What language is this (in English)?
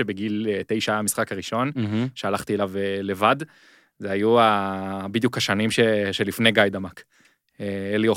Hebrew